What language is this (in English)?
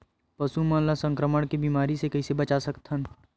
Chhattisgarhi